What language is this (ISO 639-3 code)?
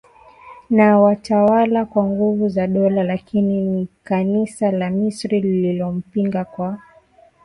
swa